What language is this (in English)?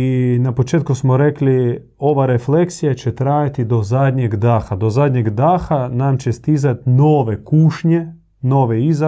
Croatian